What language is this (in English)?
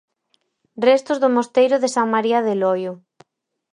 Galician